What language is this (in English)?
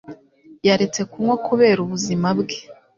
Kinyarwanda